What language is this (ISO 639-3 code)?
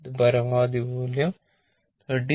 mal